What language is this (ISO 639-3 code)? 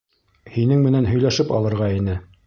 bak